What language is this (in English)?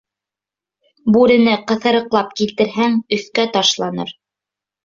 Bashkir